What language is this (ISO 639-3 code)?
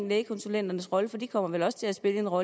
dan